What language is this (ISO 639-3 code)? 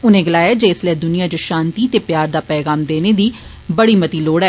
doi